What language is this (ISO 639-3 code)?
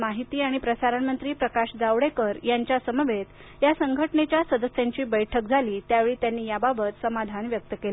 mar